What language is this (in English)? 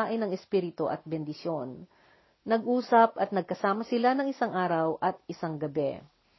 Filipino